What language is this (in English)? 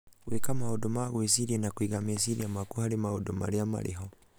Kikuyu